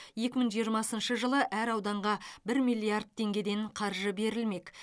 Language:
Kazakh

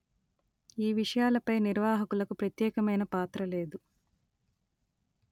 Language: Telugu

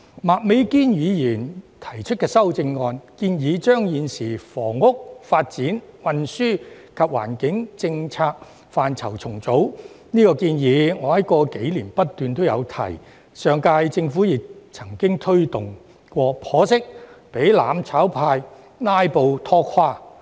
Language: Cantonese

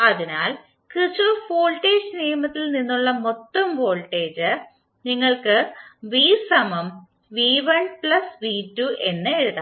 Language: Malayalam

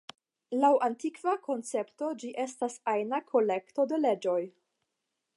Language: Esperanto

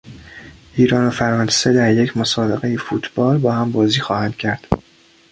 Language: Persian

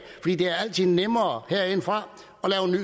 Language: Danish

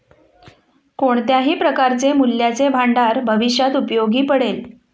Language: Marathi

